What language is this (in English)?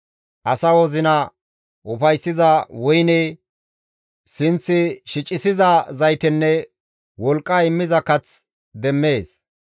Gamo